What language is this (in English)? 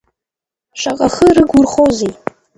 Abkhazian